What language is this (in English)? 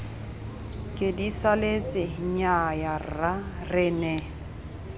Tswana